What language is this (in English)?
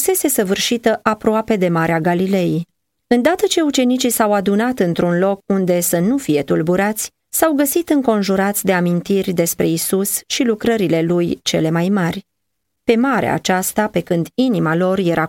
Romanian